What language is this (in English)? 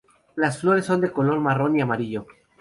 Spanish